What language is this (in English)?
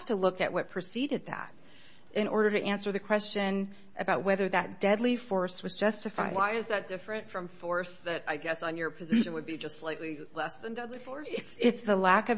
English